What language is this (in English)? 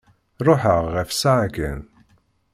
Kabyle